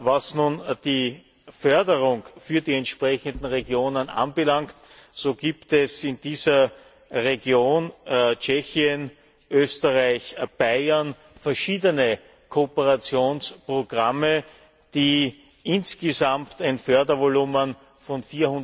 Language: German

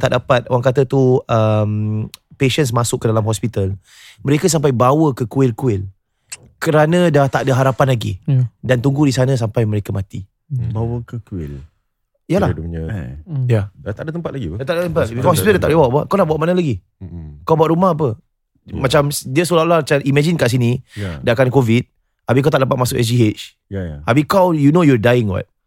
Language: Malay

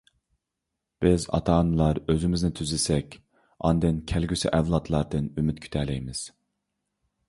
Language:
Uyghur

